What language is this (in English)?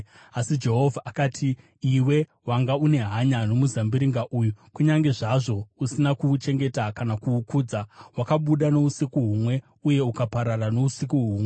Shona